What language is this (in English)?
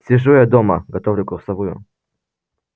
Russian